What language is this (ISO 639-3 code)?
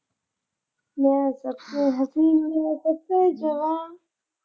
pan